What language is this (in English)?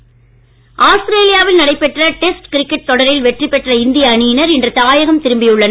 Tamil